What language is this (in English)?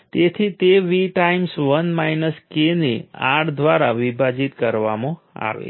Gujarati